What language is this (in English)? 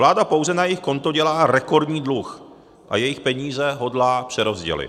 Czech